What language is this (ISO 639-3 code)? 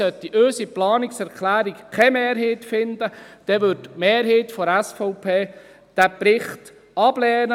gsw